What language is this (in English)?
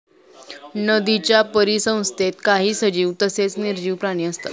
Marathi